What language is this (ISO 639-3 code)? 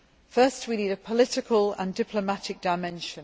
eng